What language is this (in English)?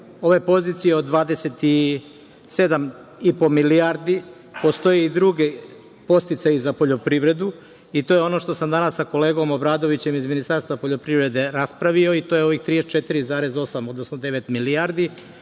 Serbian